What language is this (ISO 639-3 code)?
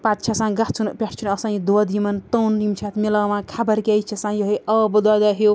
kas